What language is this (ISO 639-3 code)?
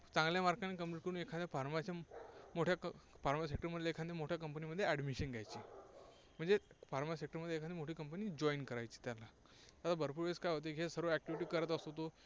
mar